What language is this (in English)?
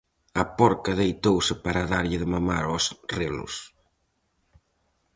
Galician